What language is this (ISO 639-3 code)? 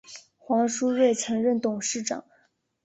zho